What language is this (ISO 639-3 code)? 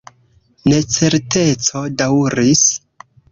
epo